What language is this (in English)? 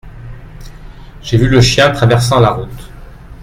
French